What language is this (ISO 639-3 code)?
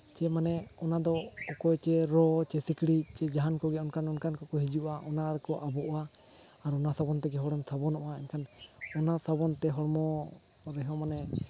sat